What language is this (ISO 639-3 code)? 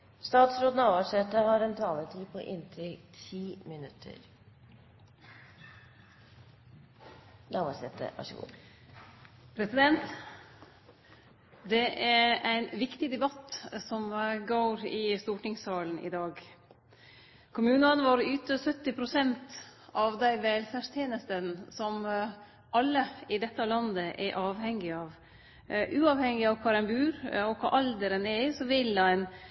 nno